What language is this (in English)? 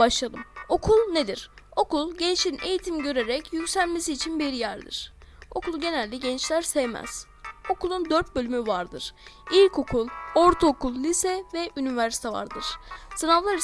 Turkish